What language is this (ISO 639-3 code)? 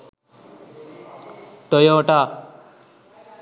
sin